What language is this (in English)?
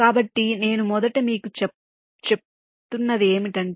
Telugu